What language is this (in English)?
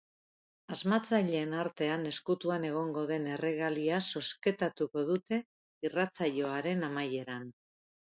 Basque